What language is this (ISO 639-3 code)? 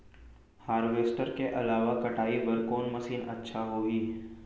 hne